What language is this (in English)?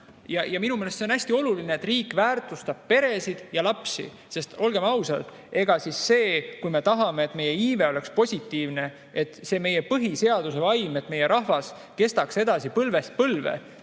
Estonian